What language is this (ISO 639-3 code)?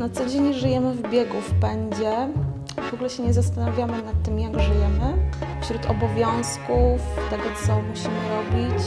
pol